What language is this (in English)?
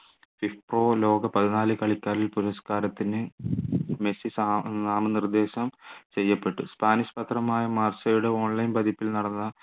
Malayalam